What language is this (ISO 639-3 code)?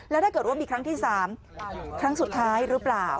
tha